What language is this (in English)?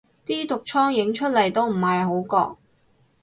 Cantonese